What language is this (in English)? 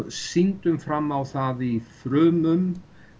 Icelandic